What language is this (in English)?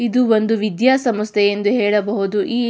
Kannada